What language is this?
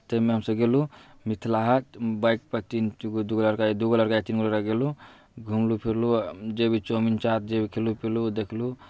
Maithili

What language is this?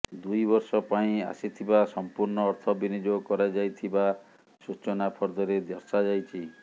Odia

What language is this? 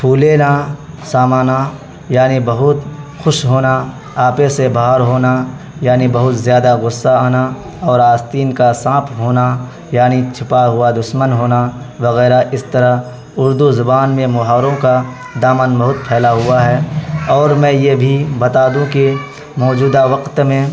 Urdu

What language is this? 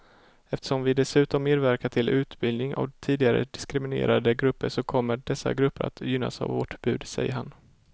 Swedish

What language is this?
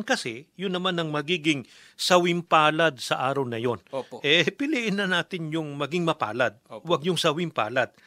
Filipino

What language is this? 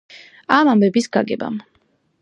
Georgian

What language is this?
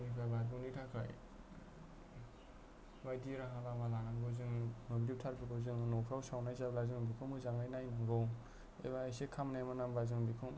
Bodo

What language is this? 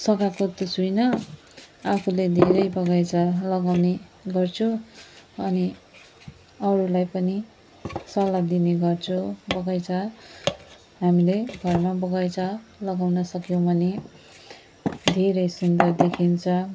Nepali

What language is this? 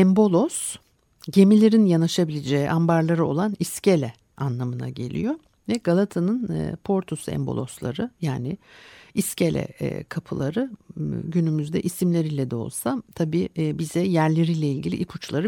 Turkish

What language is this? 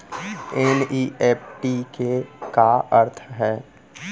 Chhattisgarhi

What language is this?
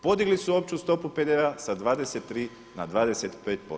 Croatian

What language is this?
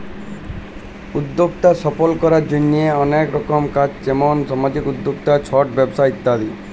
Bangla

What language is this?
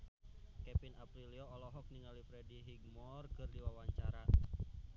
Sundanese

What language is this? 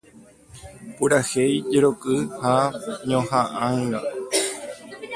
Guarani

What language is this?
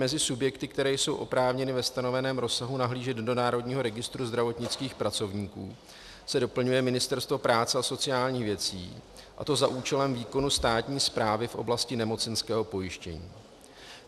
Czech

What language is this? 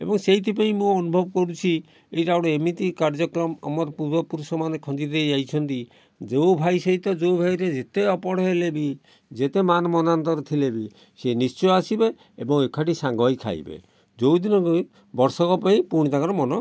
Odia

